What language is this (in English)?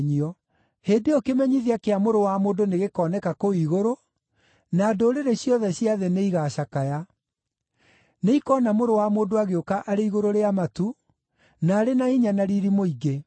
Kikuyu